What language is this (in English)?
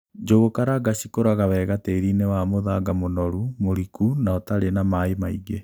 Kikuyu